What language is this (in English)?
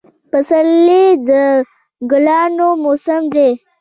Pashto